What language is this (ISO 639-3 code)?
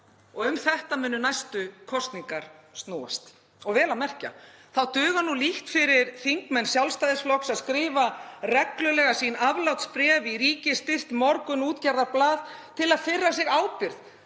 isl